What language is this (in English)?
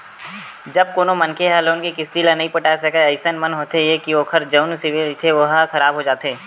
Chhattisgarhi